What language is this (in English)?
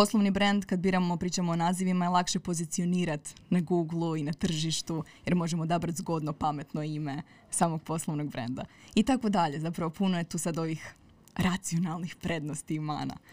Croatian